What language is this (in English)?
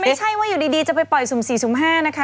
Thai